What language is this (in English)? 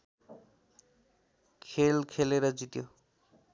Nepali